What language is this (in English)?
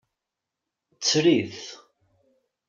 Kabyle